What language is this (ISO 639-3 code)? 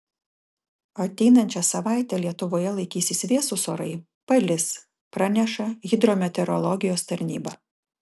lit